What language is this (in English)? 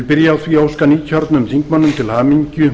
Icelandic